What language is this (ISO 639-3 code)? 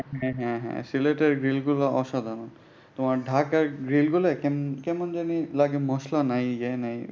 ben